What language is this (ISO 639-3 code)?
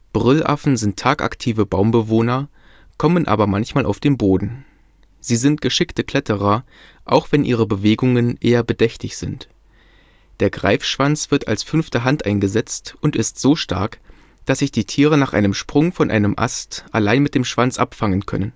deu